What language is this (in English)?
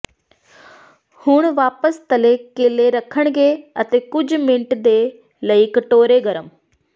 Punjabi